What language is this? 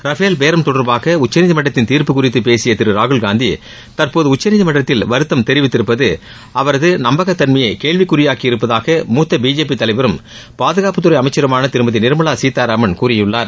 Tamil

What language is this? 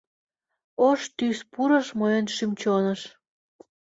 Mari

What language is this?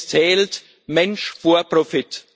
German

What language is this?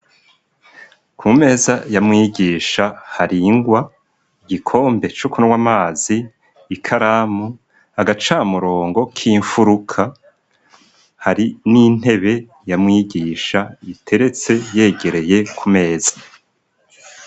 Rundi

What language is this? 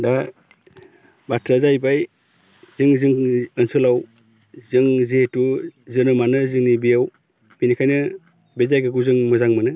Bodo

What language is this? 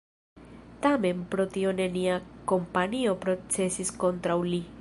Esperanto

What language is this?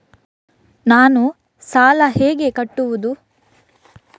Kannada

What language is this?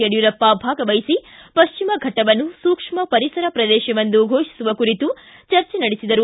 Kannada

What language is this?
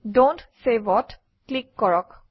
Assamese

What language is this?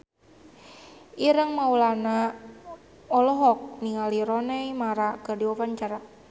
Sundanese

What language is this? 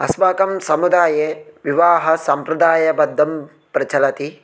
Sanskrit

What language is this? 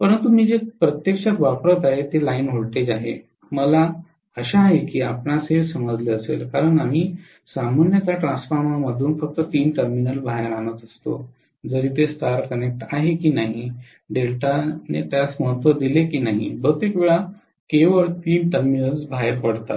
Marathi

